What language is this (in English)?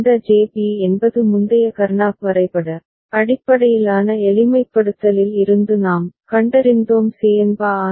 Tamil